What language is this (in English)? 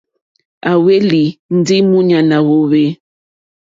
Mokpwe